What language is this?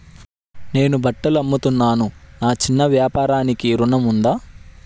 Telugu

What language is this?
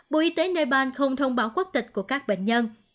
Vietnamese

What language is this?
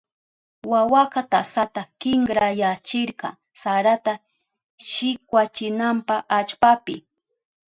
Southern Pastaza Quechua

